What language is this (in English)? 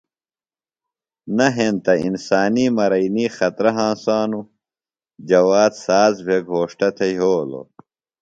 Phalura